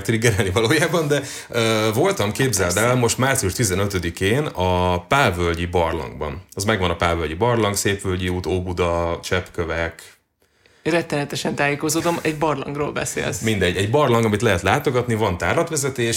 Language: Hungarian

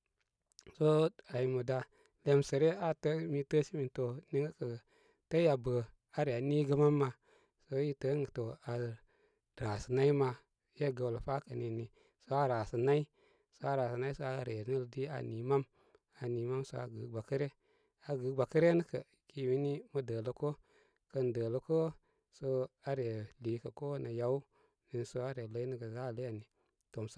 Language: Koma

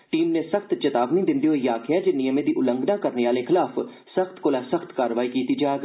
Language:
Dogri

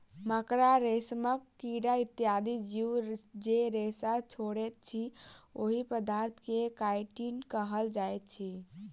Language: Maithili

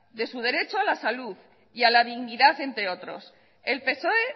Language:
Spanish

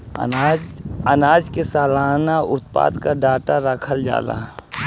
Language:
Bhojpuri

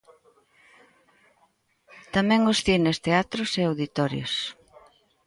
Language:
Galician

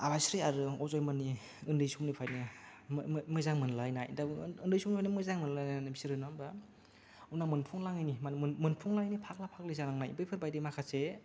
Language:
Bodo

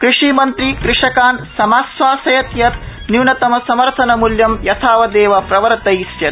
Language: Sanskrit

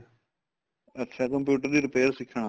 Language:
Punjabi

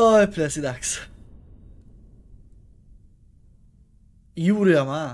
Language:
Turkish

